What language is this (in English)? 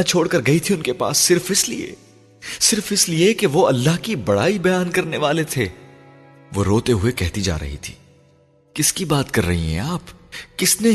Urdu